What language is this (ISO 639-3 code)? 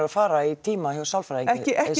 isl